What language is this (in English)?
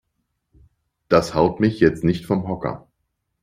German